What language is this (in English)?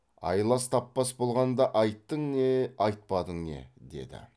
Kazakh